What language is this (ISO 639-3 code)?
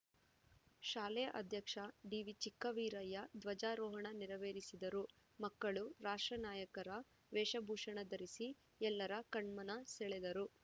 kan